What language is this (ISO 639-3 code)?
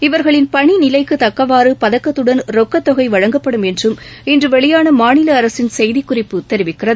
tam